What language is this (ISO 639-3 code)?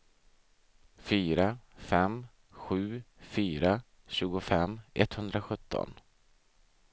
swe